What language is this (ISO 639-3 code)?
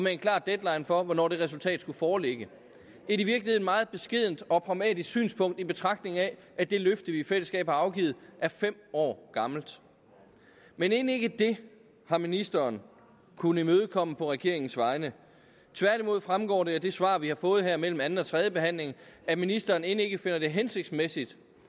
dan